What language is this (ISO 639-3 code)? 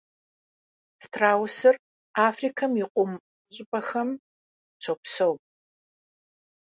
kbd